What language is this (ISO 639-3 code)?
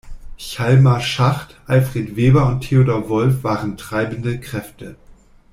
deu